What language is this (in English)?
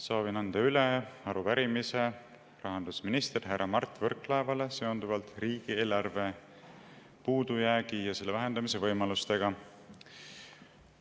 Estonian